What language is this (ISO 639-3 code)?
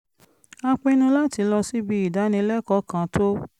yor